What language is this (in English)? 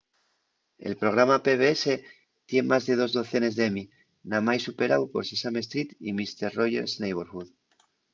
Asturian